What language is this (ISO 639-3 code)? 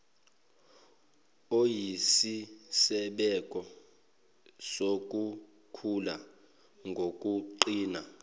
zul